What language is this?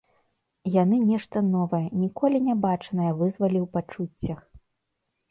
Belarusian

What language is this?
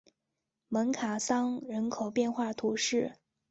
Chinese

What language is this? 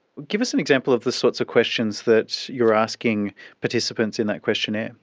English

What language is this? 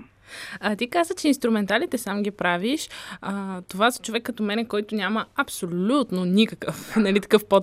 Bulgarian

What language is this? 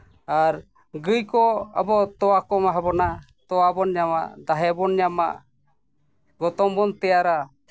Santali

